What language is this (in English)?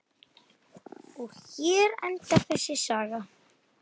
Icelandic